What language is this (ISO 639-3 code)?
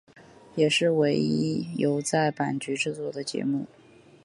zho